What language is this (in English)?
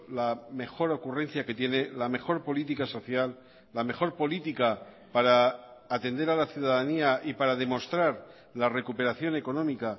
Spanish